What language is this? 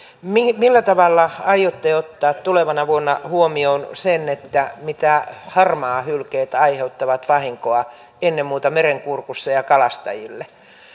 Finnish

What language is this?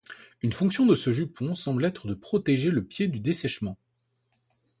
French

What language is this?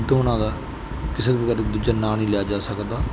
Punjabi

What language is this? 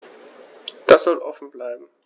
German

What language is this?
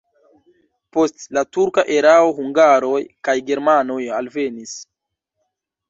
Esperanto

